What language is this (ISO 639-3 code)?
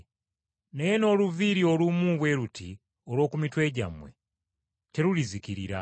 lug